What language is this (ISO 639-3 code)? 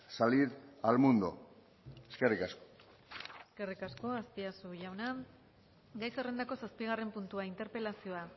eus